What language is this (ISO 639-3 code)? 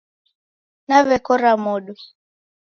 dav